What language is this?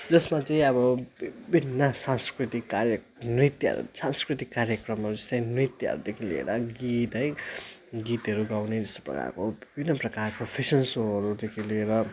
Nepali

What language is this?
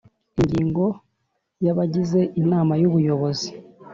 Kinyarwanda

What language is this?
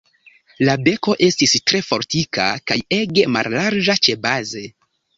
Esperanto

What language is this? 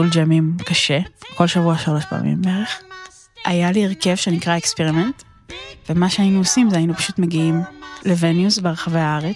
Hebrew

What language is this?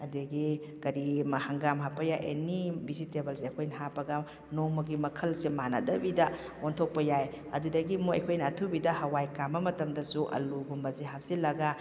Manipuri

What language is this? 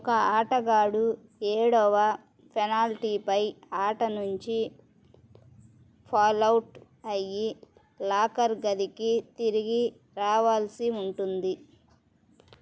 Telugu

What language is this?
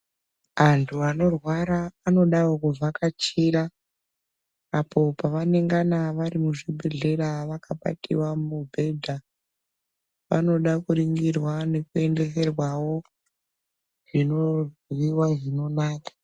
Ndau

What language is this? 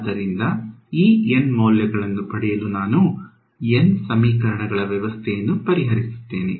Kannada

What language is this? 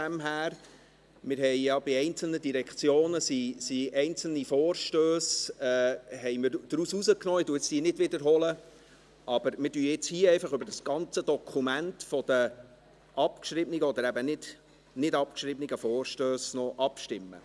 Swiss German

